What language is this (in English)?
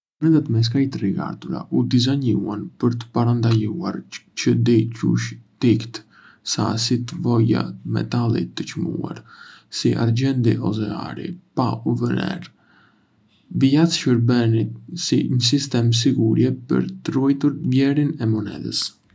Arbëreshë Albanian